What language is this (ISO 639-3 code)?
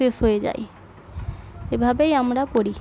ben